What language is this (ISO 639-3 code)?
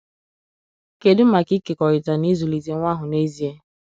ibo